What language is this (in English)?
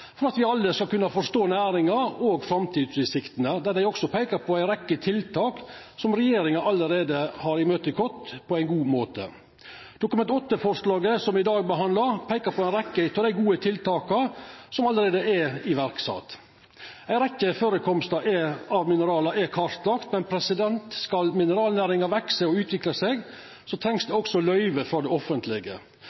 Norwegian Nynorsk